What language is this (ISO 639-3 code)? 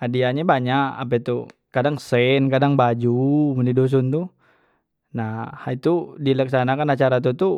mui